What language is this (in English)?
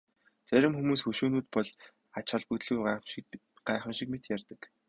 Mongolian